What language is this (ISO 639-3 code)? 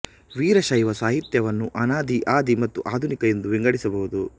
kan